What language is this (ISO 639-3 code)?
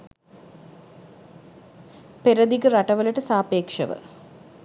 sin